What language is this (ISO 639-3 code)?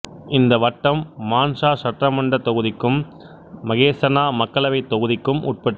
tam